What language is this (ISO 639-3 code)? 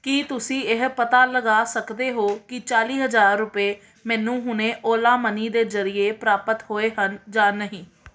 pan